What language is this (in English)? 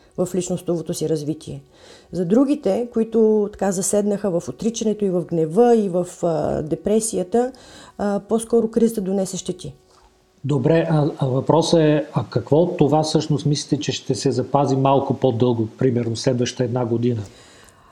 Bulgarian